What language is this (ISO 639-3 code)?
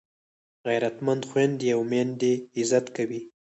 pus